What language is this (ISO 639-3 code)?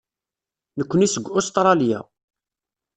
kab